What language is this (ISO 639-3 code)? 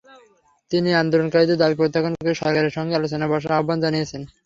ben